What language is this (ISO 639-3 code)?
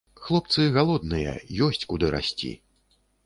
bel